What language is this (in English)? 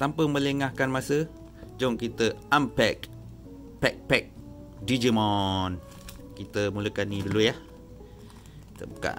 Malay